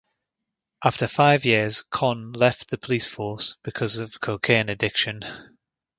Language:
English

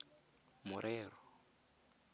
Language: Tswana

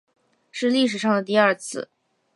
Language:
Chinese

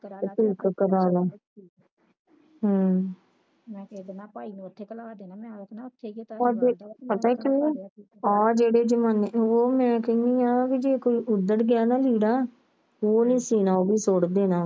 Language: Punjabi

